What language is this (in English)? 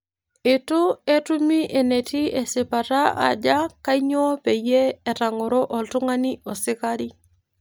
Masai